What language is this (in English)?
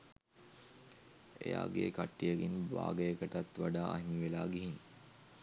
Sinhala